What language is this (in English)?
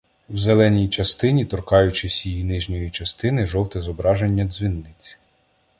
Ukrainian